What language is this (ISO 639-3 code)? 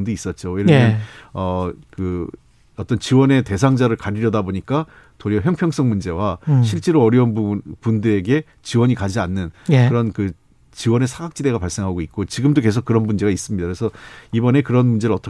kor